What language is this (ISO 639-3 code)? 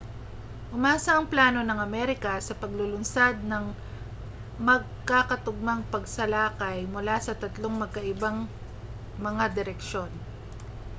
fil